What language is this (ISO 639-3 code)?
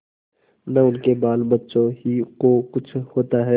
hin